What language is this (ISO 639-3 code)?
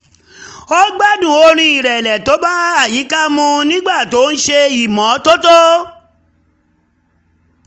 yor